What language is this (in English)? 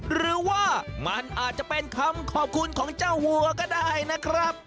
Thai